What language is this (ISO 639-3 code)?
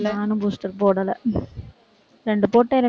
tam